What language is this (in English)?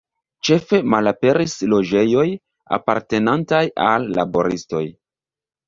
Esperanto